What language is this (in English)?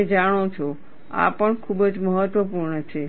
Gujarati